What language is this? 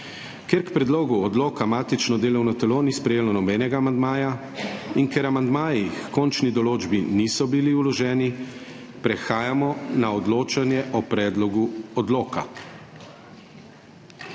Slovenian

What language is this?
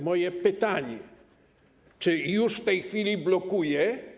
Polish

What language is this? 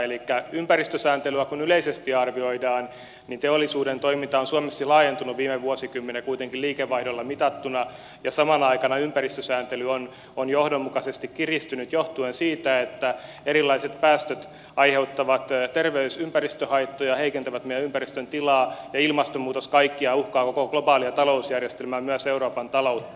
Finnish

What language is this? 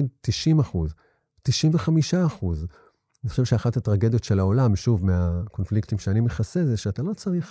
Hebrew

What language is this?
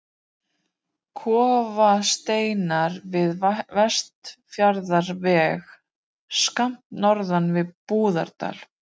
Icelandic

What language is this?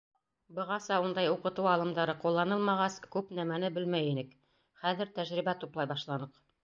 Bashkir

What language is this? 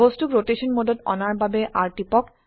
Assamese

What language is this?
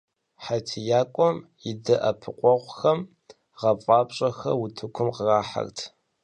Kabardian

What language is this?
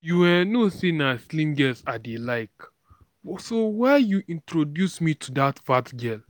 Nigerian Pidgin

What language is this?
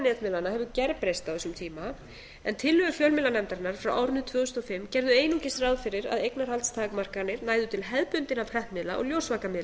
Icelandic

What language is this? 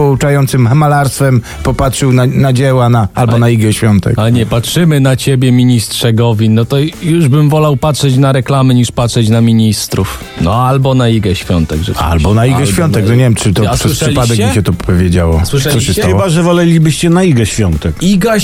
Polish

